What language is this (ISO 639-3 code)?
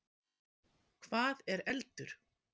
isl